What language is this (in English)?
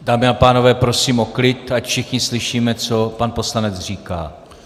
Czech